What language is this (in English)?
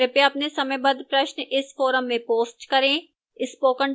Hindi